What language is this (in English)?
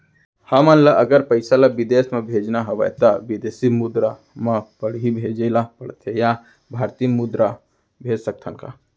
Chhattisgarhi